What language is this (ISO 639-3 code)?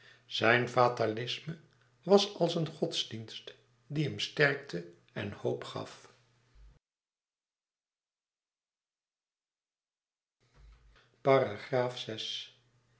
nld